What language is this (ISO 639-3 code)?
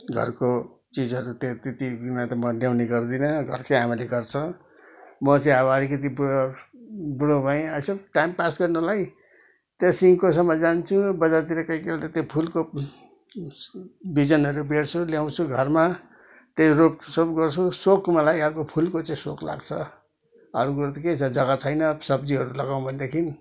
nep